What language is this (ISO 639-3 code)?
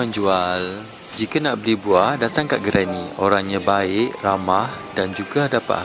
msa